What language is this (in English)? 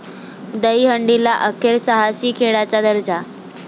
Marathi